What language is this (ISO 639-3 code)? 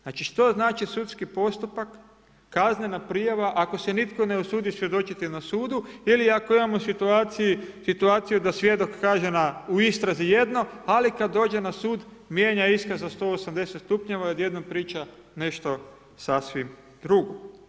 hrv